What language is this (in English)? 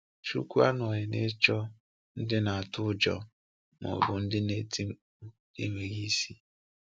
Igbo